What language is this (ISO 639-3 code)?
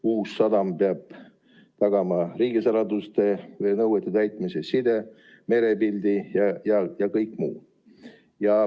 est